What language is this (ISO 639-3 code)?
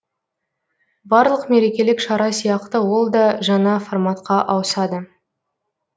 kaz